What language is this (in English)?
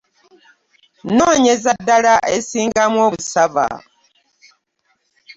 Ganda